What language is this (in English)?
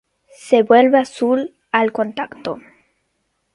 Spanish